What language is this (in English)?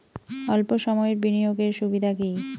Bangla